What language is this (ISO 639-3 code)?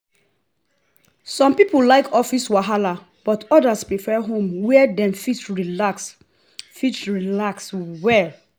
pcm